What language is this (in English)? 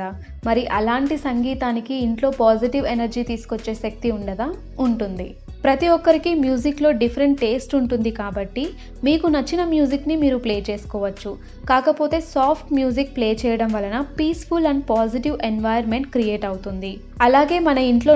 Telugu